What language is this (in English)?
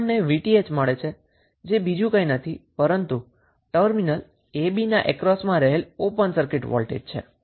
Gujarati